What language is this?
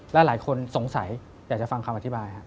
Thai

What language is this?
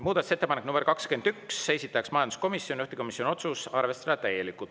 Estonian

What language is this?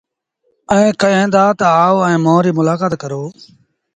Sindhi Bhil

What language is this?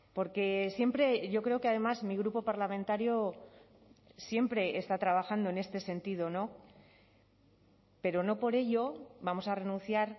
Spanish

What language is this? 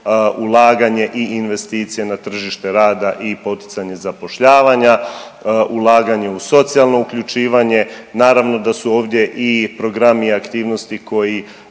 Croatian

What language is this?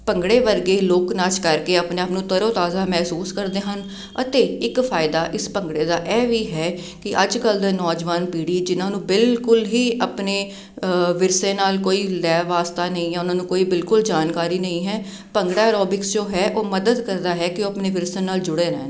Punjabi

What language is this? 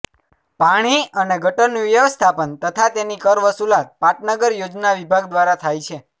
Gujarati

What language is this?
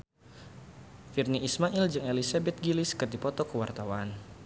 Sundanese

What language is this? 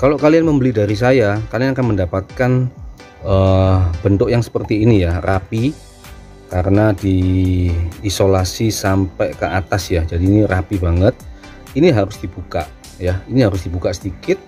Indonesian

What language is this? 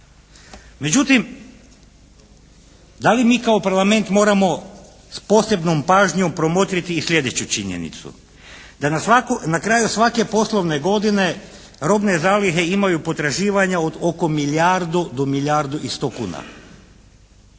Croatian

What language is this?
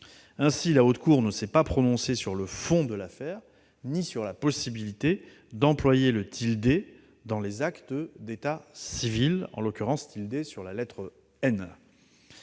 French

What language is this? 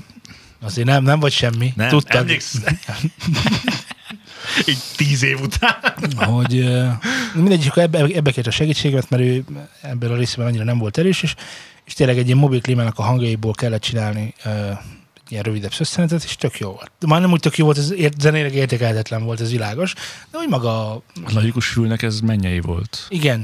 Hungarian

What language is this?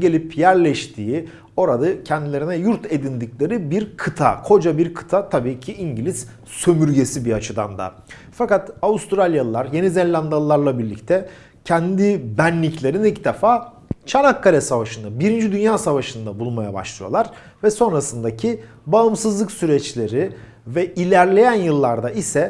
Turkish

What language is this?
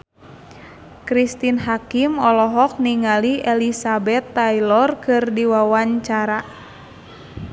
Sundanese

